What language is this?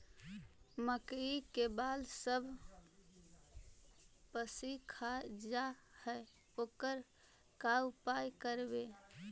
Magahi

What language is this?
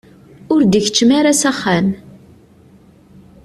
Kabyle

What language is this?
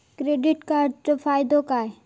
Marathi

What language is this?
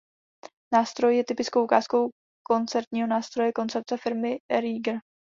Czech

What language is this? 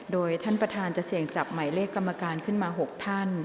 Thai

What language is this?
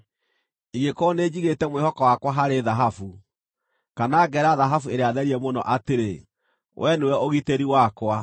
Kikuyu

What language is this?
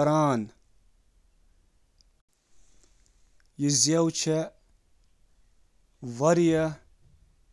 Kashmiri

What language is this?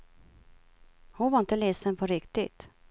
Swedish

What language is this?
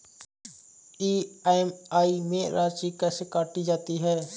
Hindi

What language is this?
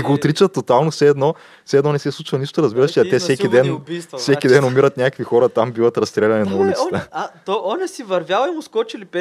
Bulgarian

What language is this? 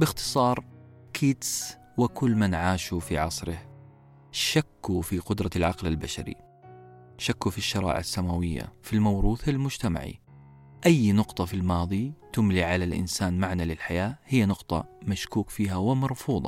Arabic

